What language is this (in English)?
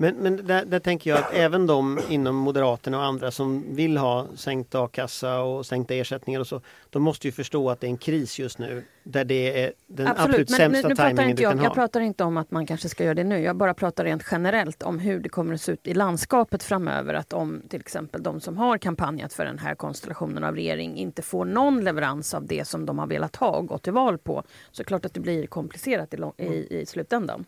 Swedish